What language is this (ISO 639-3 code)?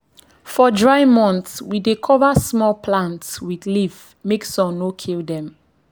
pcm